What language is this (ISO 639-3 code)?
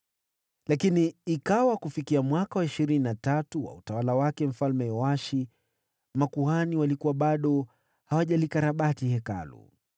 swa